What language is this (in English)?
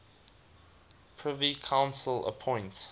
English